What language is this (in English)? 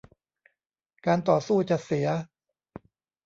Thai